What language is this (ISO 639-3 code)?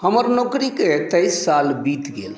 mai